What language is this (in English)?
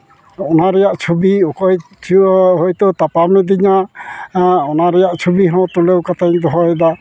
Santali